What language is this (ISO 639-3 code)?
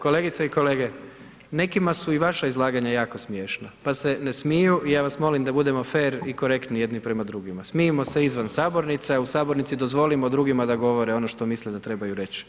hrv